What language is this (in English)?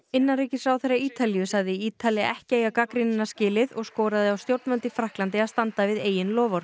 Icelandic